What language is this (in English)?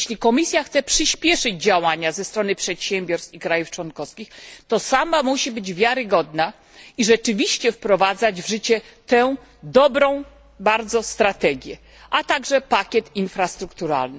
Polish